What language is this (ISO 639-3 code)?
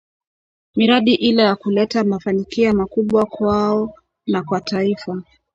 swa